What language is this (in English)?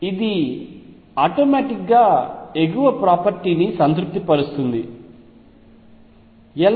Telugu